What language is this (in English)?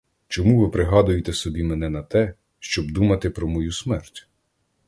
Ukrainian